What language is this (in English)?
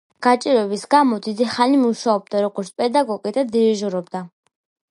Georgian